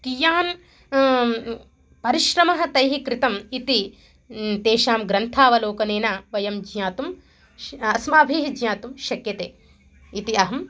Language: Sanskrit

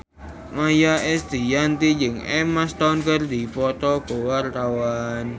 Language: Sundanese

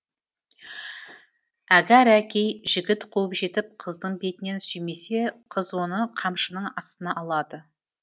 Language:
Kazakh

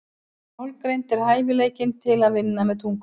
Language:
Icelandic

